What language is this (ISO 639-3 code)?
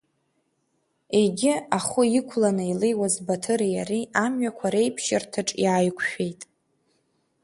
abk